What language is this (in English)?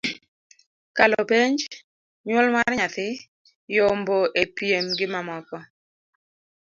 Luo (Kenya and Tanzania)